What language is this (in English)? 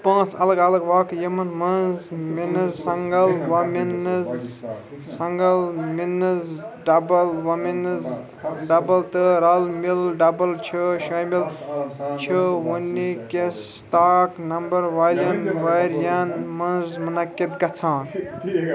Kashmiri